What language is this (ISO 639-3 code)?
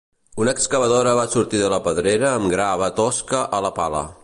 cat